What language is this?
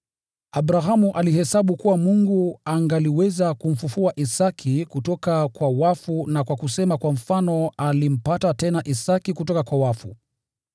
Swahili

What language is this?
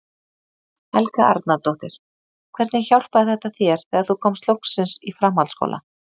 Icelandic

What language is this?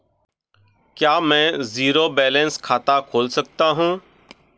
Hindi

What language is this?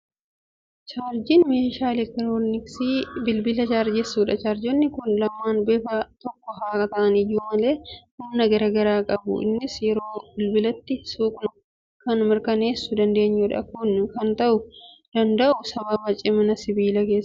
Oromo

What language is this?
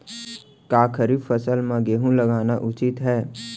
Chhattisgarhi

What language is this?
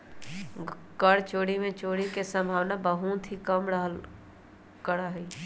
Magahi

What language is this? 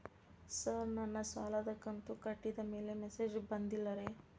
Kannada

